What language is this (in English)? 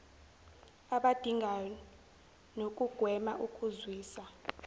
Zulu